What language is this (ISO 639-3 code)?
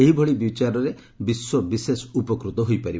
ori